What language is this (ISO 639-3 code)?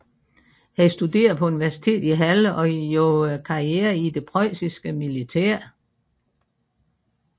dan